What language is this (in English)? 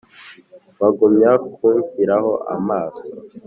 Kinyarwanda